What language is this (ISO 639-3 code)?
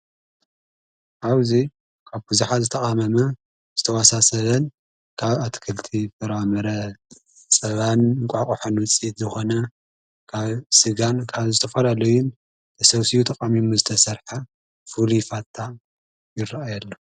tir